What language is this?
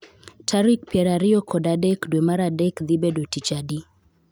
Luo (Kenya and Tanzania)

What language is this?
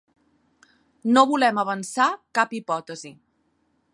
Catalan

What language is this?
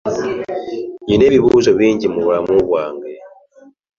Ganda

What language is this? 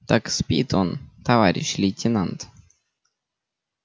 Russian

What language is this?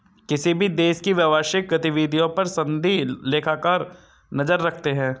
Hindi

